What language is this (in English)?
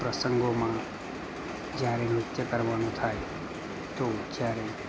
Gujarati